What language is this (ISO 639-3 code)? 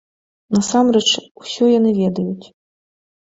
bel